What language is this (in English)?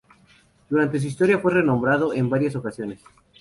Spanish